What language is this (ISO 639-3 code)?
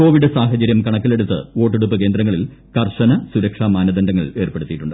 mal